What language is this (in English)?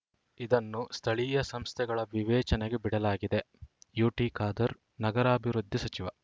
Kannada